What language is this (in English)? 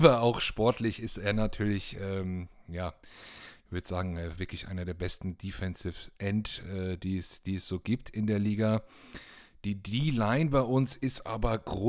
German